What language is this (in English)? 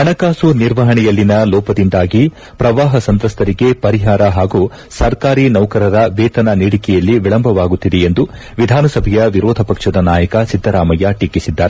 Kannada